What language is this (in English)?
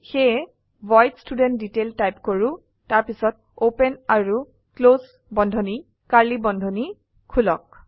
Assamese